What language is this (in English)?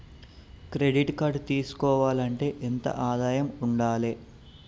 Telugu